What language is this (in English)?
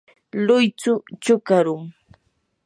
Yanahuanca Pasco Quechua